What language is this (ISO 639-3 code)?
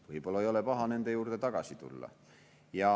est